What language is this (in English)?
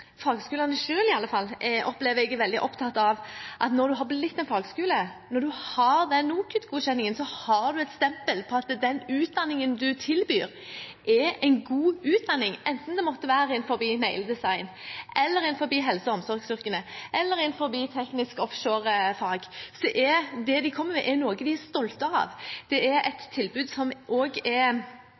Norwegian Bokmål